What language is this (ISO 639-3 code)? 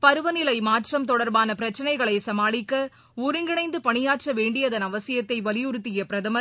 tam